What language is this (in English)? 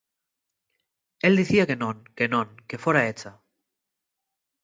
Asturian